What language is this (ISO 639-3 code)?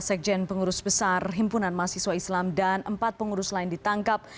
ind